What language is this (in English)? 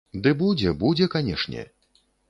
Belarusian